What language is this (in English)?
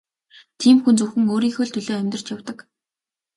Mongolian